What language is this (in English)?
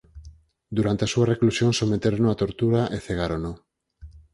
Galician